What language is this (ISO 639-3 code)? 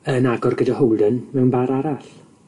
cym